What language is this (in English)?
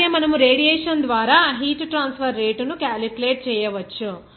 Telugu